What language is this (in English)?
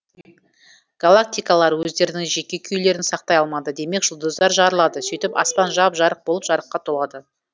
Kazakh